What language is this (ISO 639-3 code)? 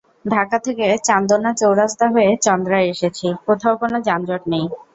ben